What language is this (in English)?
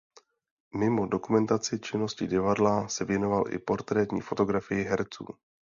Czech